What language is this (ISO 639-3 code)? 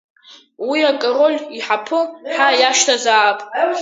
abk